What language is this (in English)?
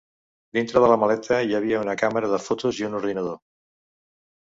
Catalan